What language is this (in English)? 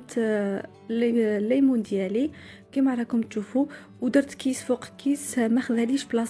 Arabic